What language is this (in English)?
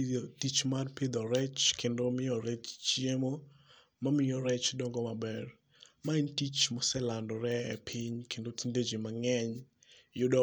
Luo (Kenya and Tanzania)